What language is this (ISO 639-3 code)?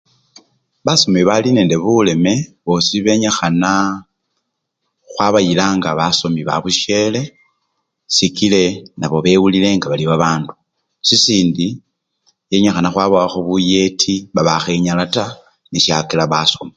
luy